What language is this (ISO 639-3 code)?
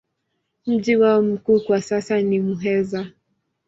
swa